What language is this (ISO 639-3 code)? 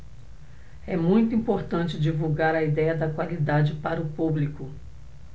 por